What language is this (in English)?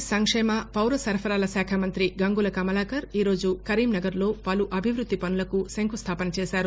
Telugu